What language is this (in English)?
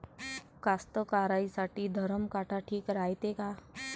Marathi